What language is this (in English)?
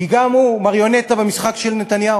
Hebrew